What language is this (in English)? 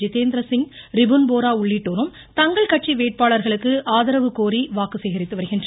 Tamil